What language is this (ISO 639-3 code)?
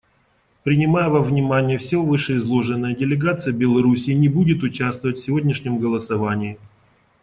rus